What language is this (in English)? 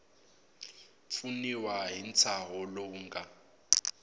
Tsonga